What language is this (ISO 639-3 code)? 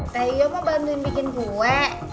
ind